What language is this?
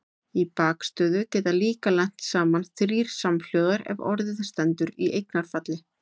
Icelandic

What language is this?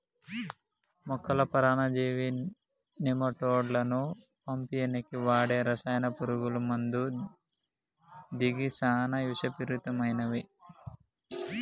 Telugu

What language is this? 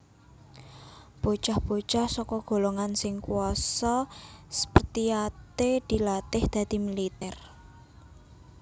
Javanese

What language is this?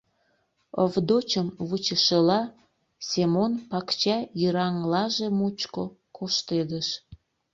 Mari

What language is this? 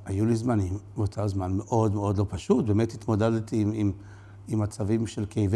Hebrew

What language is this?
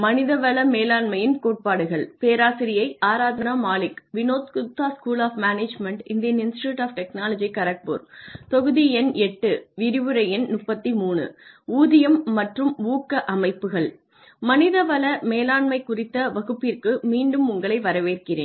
Tamil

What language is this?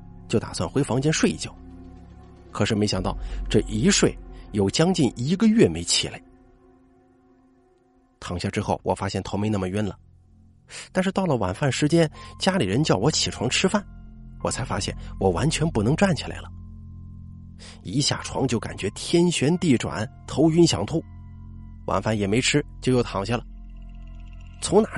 Chinese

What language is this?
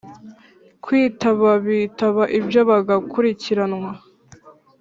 Kinyarwanda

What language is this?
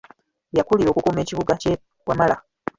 Ganda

